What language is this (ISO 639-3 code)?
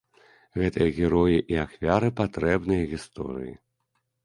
bel